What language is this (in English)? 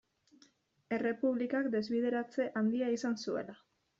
Basque